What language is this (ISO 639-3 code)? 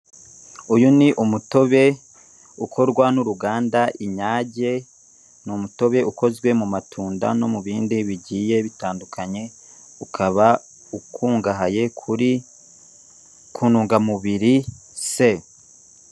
kin